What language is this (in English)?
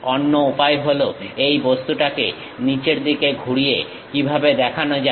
Bangla